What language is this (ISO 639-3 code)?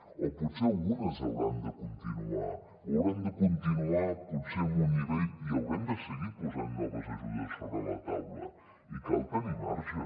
cat